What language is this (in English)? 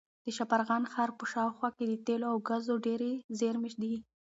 Pashto